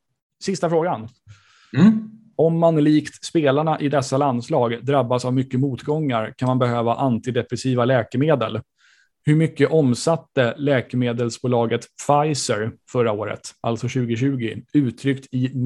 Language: Swedish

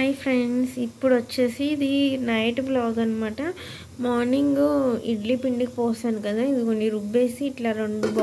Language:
English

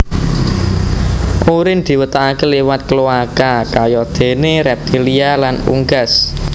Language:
Javanese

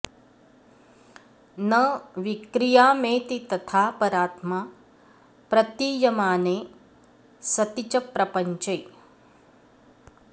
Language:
Sanskrit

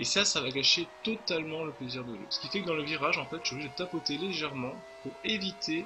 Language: French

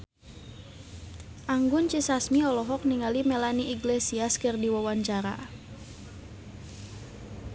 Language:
Sundanese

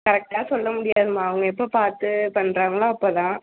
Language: Tamil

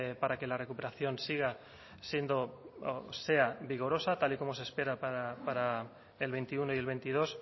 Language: Spanish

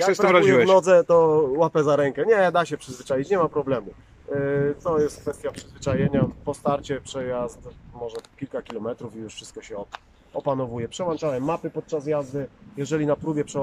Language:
Polish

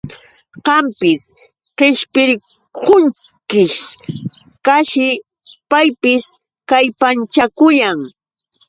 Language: Yauyos Quechua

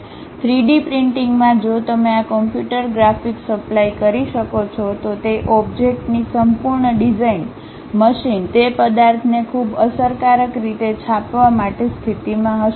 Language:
Gujarati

